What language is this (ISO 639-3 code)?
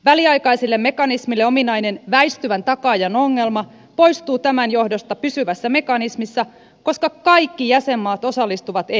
fin